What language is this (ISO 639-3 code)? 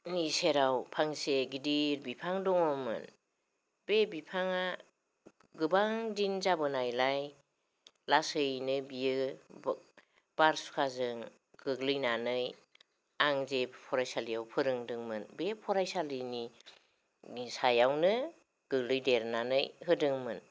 brx